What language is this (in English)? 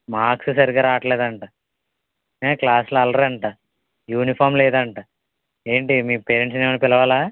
Telugu